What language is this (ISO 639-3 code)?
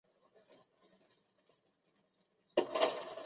zho